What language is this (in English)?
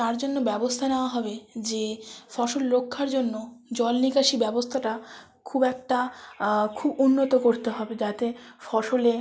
Bangla